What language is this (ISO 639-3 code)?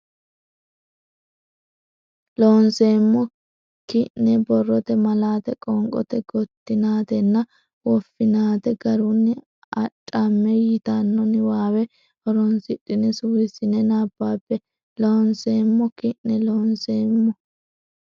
sid